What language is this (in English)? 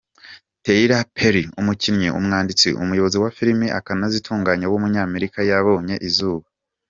Kinyarwanda